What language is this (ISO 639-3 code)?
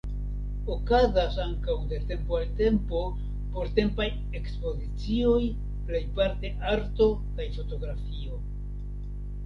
epo